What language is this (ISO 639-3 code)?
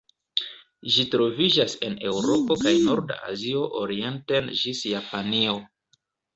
epo